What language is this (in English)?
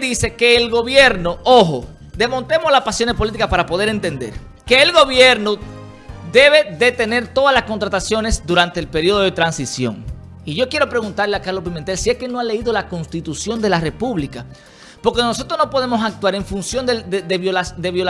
Spanish